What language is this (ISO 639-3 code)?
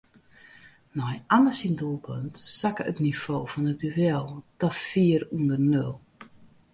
fry